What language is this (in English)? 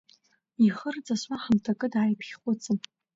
Abkhazian